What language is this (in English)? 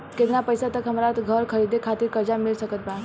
Bhojpuri